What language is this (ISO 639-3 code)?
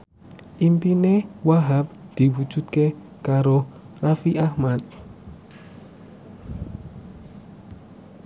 jav